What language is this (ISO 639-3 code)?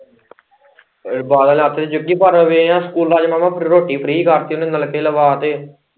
pan